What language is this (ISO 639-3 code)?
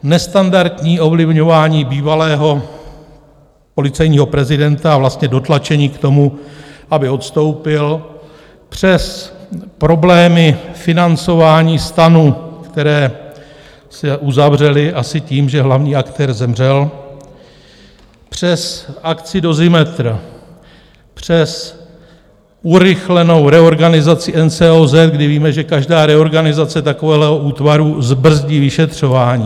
ces